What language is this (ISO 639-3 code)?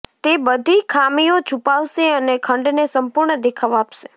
guj